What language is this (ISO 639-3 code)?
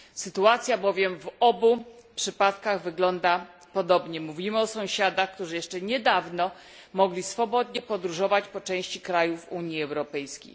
pol